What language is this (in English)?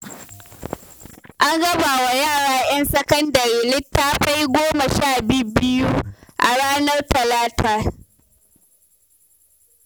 Hausa